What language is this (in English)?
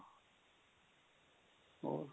Punjabi